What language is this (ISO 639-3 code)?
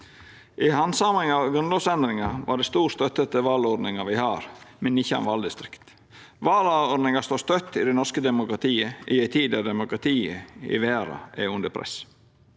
nor